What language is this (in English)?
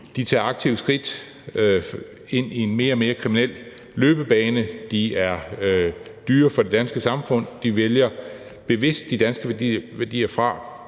Danish